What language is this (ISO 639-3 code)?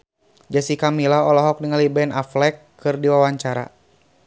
sun